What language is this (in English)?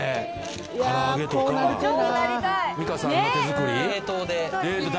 Japanese